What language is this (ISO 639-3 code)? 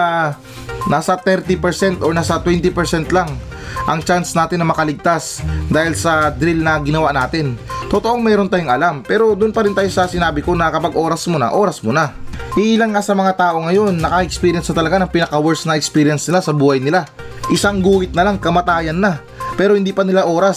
fil